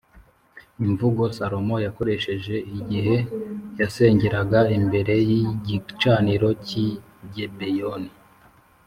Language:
Kinyarwanda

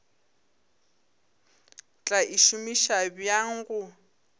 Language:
Northern Sotho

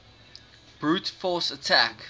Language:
English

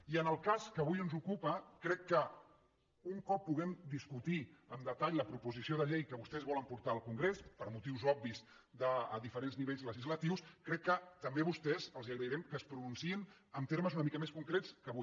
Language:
Catalan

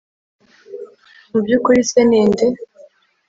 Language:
Kinyarwanda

